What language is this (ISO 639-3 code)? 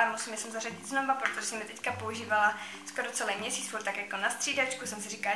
ces